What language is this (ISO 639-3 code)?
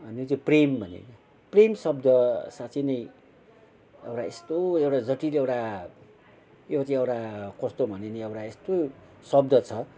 nep